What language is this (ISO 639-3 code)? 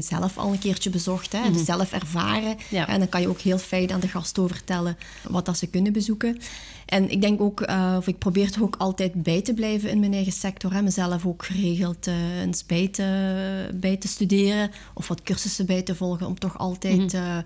nld